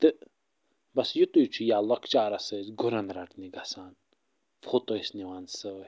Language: Kashmiri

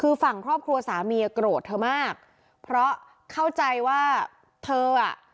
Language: Thai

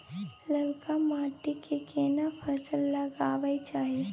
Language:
Maithili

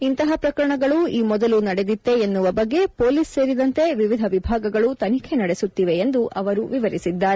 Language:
Kannada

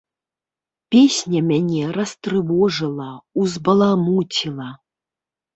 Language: Belarusian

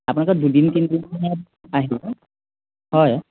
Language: Assamese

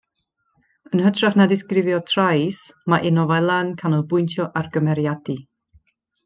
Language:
Welsh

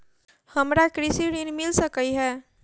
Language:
Maithili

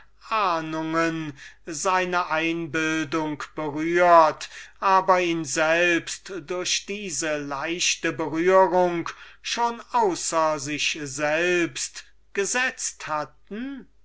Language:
German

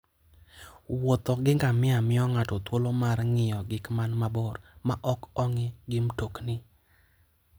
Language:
Luo (Kenya and Tanzania)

